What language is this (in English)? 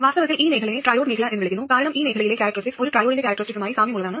Malayalam